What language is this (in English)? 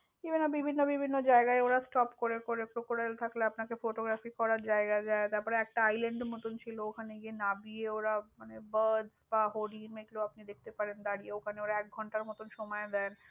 Bangla